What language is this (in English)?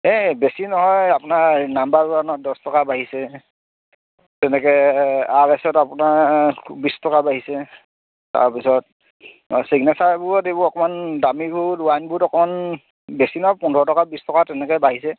Assamese